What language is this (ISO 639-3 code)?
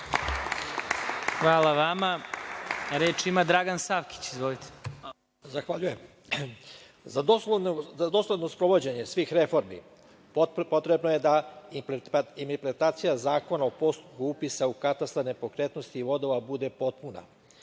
srp